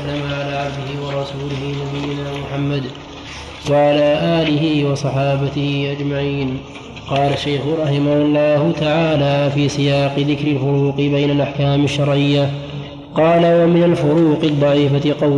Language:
Arabic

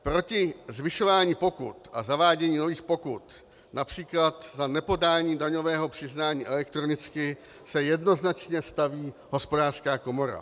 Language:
Czech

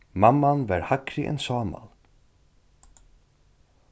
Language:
Faroese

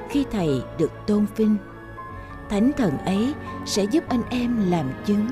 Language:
Vietnamese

